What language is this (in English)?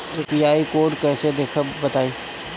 Bhojpuri